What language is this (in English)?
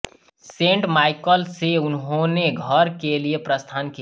Hindi